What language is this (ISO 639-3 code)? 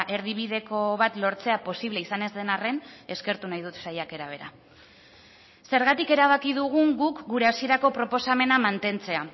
eus